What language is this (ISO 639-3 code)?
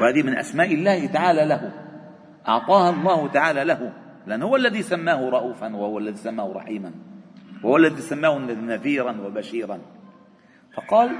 ara